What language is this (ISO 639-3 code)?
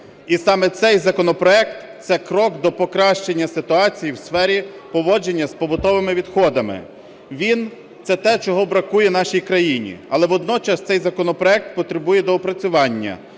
ukr